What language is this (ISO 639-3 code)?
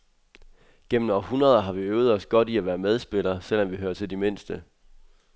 dan